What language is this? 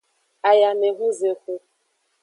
Aja (Benin)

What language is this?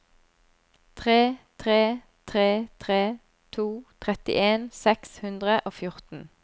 Norwegian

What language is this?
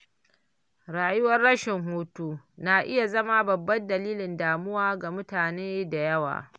Hausa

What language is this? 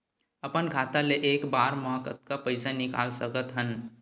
Chhattisgarhi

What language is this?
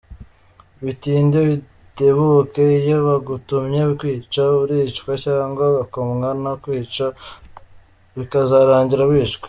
Kinyarwanda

